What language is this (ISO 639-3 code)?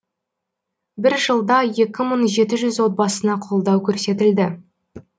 kaz